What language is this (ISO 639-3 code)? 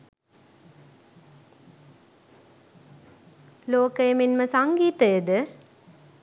sin